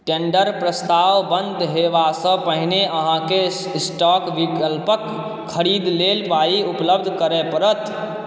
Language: Maithili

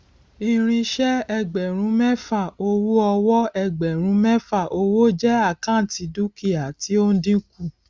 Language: Yoruba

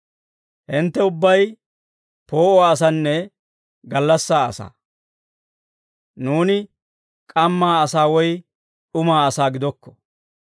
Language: Dawro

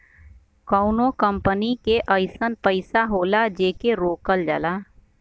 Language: Bhojpuri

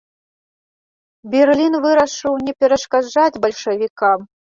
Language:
Belarusian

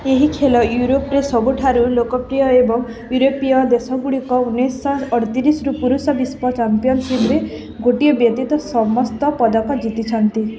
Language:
Odia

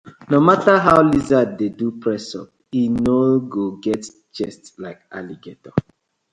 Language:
Nigerian Pidgin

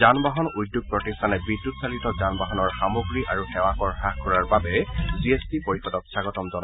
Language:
Assamese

